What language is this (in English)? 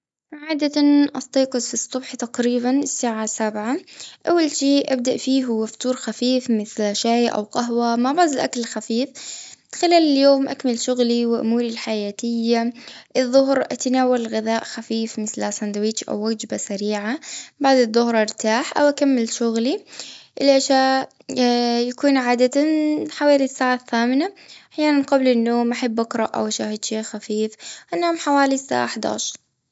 Gulf Arabic